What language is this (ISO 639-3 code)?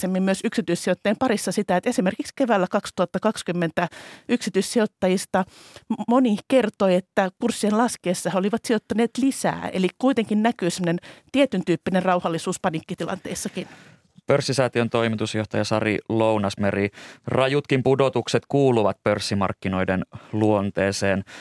fin